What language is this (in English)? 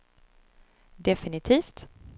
Swedish